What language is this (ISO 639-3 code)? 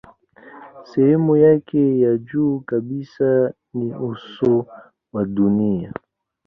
swa